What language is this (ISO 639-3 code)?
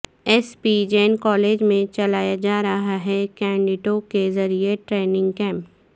urd